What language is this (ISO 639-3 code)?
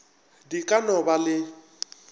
nso